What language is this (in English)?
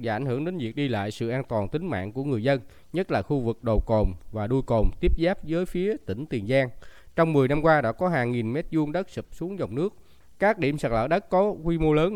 Vietnamese